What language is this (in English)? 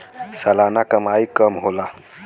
Bhojpuri